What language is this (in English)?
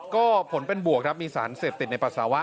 Thai